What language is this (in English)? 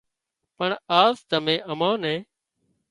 Wadiyara Koli